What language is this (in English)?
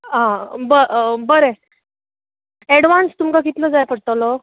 Konkani